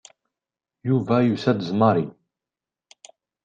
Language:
Kabyle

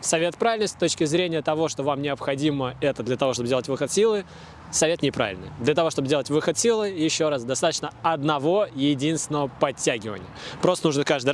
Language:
Russian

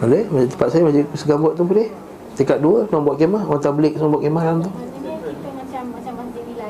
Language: Malay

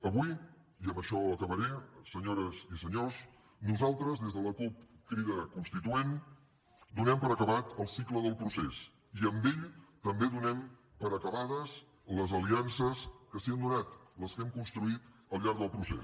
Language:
Catalan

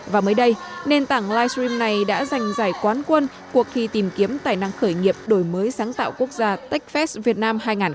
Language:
Vietnamese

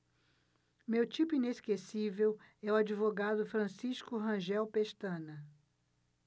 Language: Portuguese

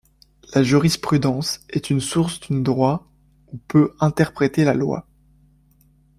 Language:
French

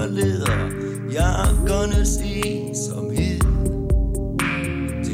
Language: Danish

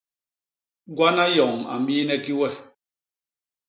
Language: Basaa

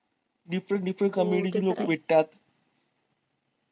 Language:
Marathi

